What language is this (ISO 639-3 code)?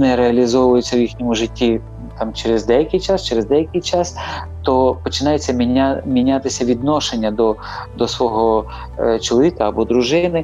ukr